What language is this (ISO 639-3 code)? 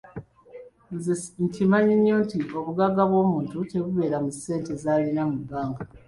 lug